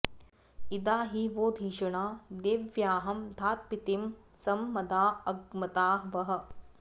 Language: Sanskrit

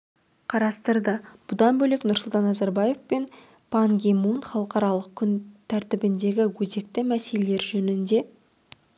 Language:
Kazakh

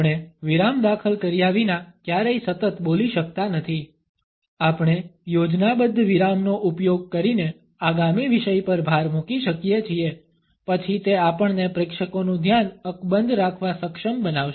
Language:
Gujarati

